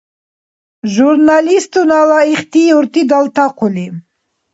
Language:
Dargwa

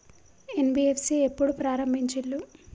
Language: Telugu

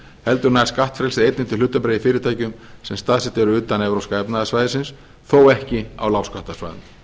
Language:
Icelandic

